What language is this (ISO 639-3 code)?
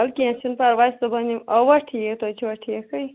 kas